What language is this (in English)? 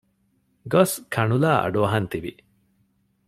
Divehi